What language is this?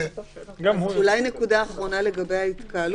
Hebrew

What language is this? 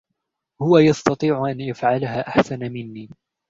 Arabic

